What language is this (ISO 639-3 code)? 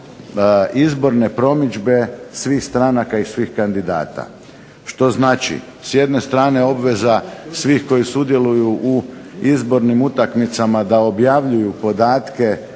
hrv